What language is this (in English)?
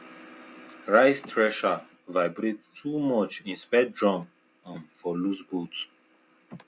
Nigerian Pidgin